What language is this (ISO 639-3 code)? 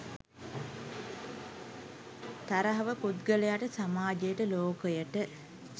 sin